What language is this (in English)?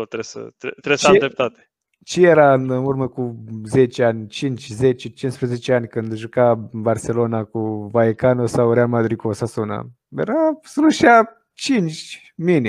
Romanian